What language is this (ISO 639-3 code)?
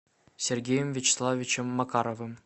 rus